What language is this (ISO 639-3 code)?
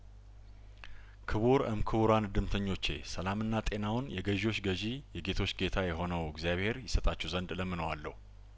amh